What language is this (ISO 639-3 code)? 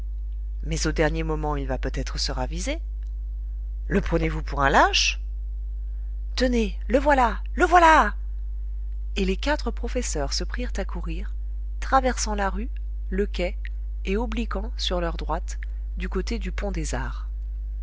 fra